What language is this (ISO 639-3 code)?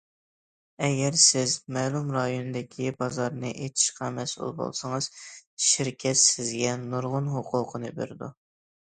uig